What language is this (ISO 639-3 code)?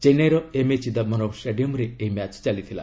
ori